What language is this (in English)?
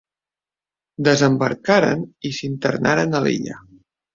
Catalan